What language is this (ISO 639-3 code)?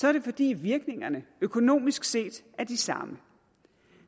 dan